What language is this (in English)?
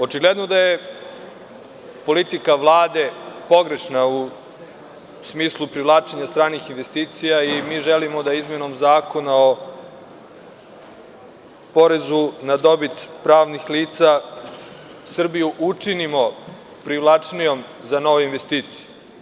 Serbian